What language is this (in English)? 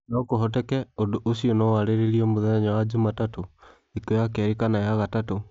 Kikuyu